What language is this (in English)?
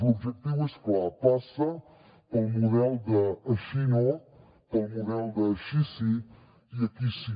Catalan